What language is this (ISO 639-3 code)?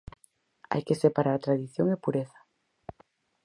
glg